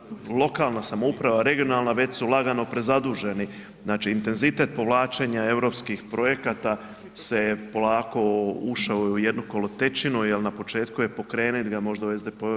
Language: Croatian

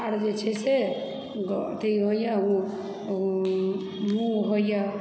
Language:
Maithili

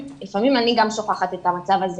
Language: Hebrew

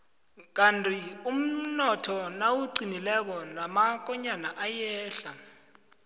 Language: South Ndebele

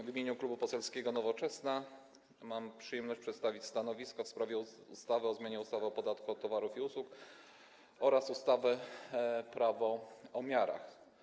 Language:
Polish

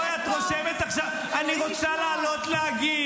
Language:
Hebrew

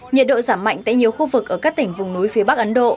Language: Vietnamese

